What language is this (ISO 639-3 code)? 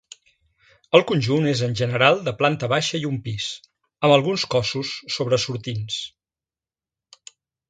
cat